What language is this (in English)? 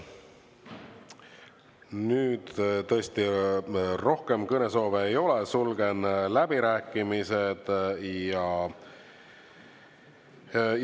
Estonian